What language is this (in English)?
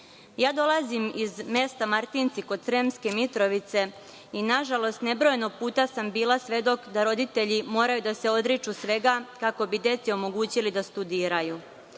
Serbian